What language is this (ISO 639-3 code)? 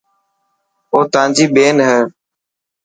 mki